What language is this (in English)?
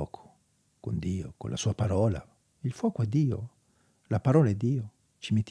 Italian